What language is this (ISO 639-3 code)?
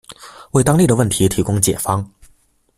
zho